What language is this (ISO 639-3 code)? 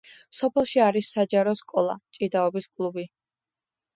kat